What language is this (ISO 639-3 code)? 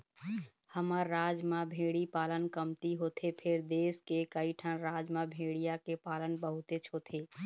hne